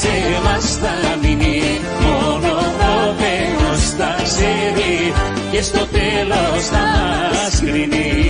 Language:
Greek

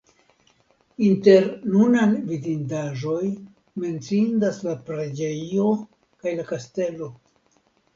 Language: Esperanto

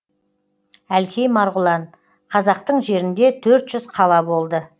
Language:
Kazakh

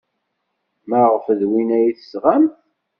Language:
Kabyle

